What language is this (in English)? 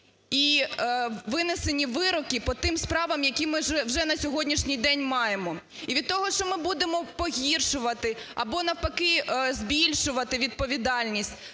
Ukrainian